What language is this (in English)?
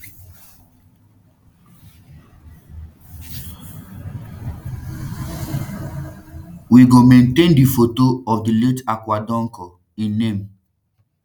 Nigerian Pidgin